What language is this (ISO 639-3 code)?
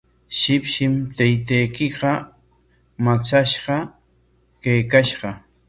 qwa